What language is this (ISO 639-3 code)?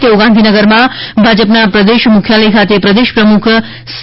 guj